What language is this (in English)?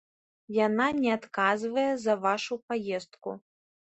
Belarusian